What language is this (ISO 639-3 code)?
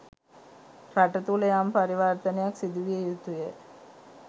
sin